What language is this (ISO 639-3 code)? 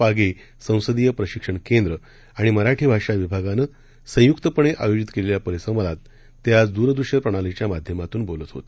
mar